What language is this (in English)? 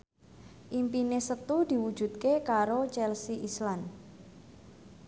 Javanese